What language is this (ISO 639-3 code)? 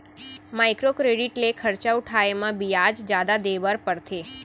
hne